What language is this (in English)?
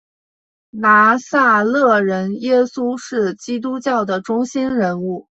Chinese